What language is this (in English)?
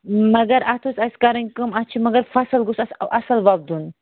Kashmiri